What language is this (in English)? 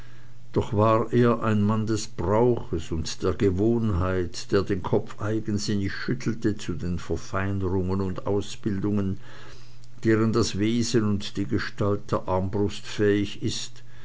German